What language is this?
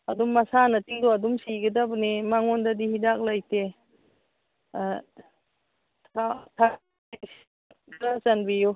Manipuri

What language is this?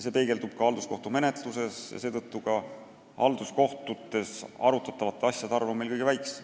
Estonian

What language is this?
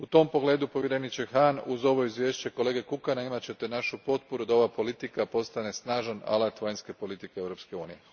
Croatian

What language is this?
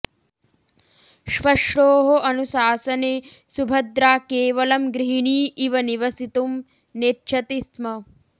Sanskrit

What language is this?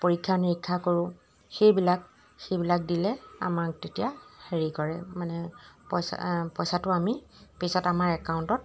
Assamese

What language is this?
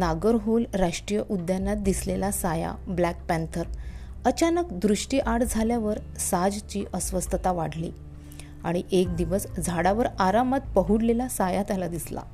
Marathi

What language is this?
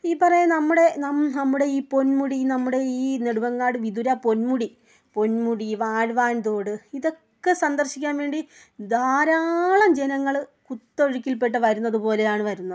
Malayalam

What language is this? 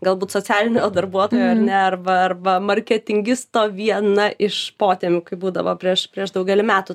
Lithuanian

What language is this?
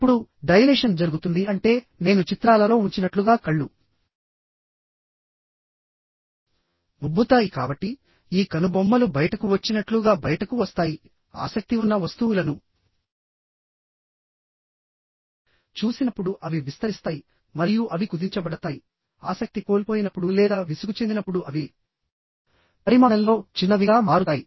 Telugu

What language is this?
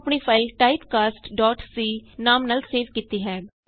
Punjabi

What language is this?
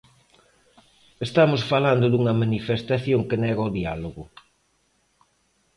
Galician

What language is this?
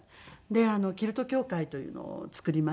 Japanese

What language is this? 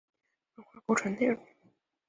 Chinese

